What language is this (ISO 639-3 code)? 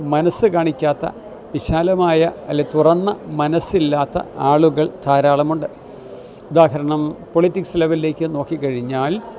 mal